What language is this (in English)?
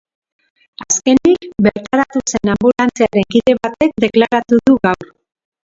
Basque